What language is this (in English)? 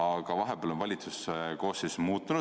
Estonian